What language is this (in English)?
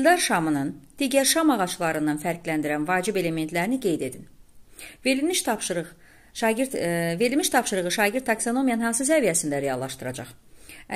Turkish